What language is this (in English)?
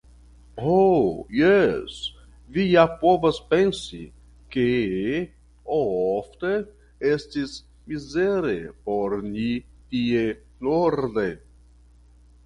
Esperanto